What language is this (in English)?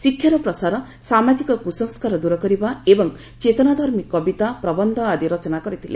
Odia